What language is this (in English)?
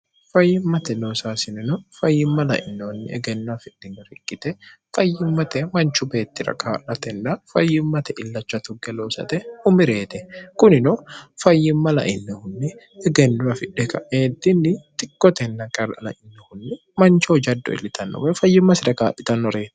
Sidamo